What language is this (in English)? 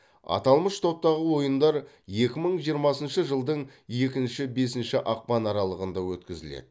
Kazakh